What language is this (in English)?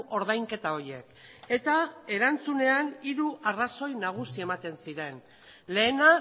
Basque